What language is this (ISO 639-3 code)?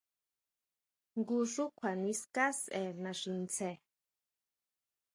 mau